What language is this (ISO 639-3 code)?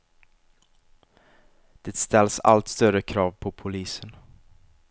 swe